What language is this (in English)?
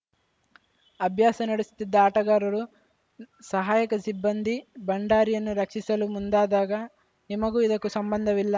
Kannada